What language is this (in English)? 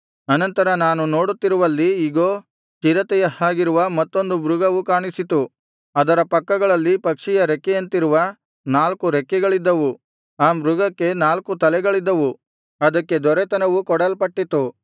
Kannada